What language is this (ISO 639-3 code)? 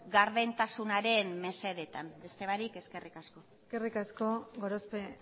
eus